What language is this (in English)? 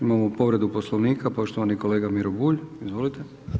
Croatian